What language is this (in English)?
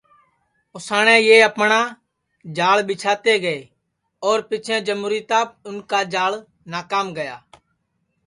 Sansi